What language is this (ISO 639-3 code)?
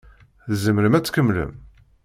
kab